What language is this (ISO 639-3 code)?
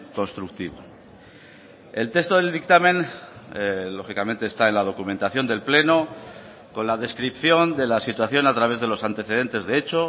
spa